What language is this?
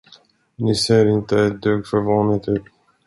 Swedish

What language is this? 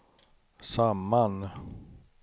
Swedish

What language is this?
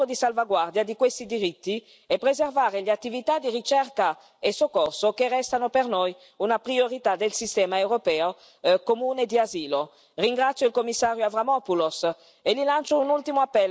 Italian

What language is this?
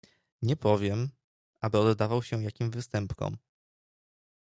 Polish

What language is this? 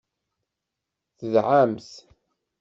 Kabyle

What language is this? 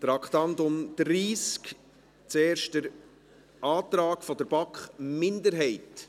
Swiss German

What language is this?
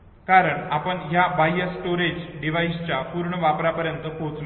Marathi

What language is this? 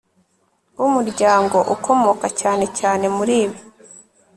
Kinyarwanda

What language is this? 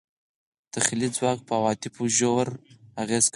Pashto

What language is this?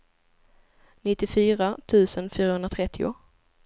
Swedish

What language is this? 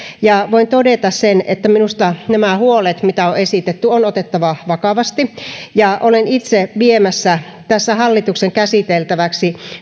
Finnish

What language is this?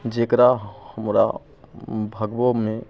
Maithili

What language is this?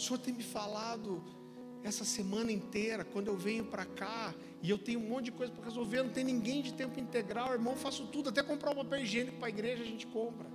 Portuguese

